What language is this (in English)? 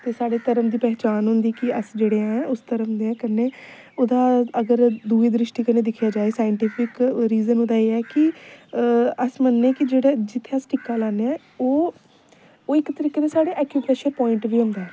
Dogri